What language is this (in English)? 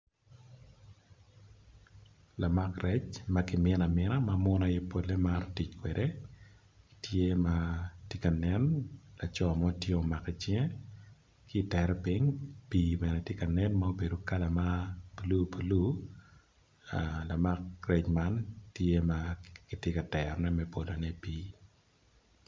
Acoli